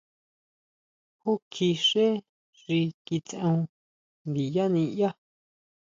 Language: Huautla Mazatec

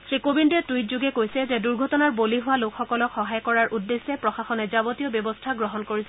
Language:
Assamese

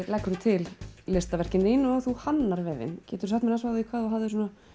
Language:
Icelandic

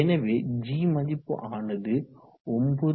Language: Tamil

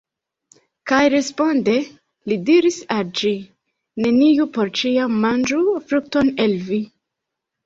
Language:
Esperanto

